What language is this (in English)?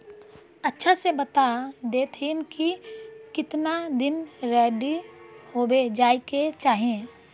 Magahi